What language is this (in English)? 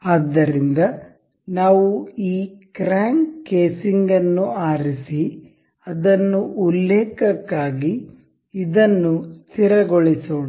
Kannada